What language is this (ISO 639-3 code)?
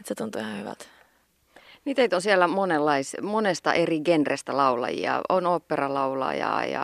fin